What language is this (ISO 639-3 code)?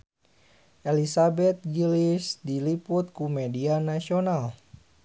sun